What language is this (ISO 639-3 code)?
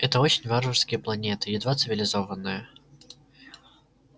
rus